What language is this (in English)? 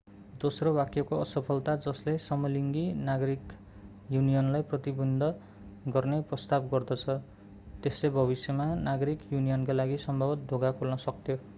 Nepali